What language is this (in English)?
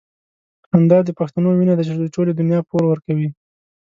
Pashto